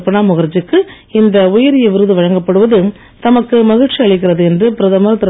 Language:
Tamil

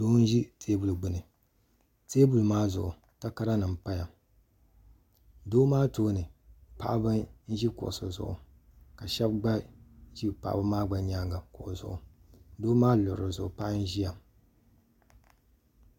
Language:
Dagbani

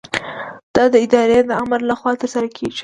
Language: Pashto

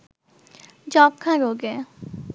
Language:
Bangla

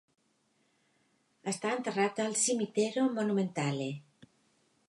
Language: Catalan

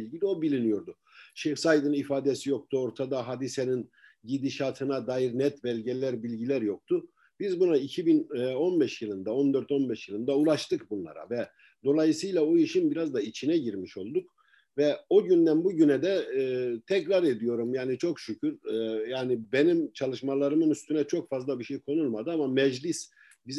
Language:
Turkish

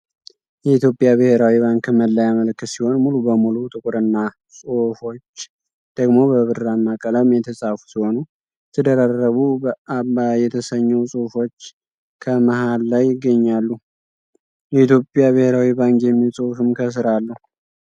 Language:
Amharic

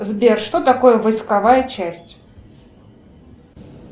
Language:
Russian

